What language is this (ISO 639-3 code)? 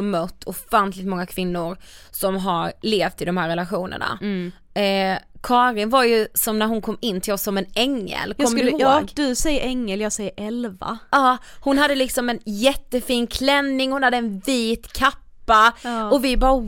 swe